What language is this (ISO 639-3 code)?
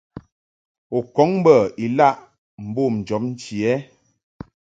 mhk